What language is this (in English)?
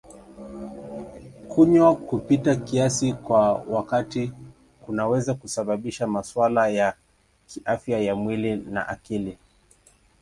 Swahili